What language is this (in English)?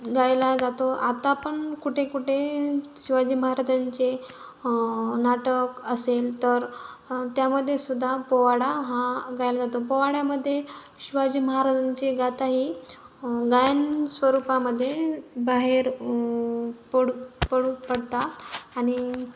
Marathi